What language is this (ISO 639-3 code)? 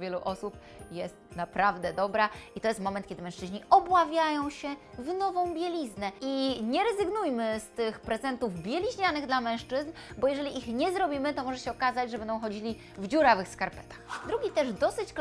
pol